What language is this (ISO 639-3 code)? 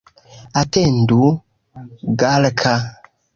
epo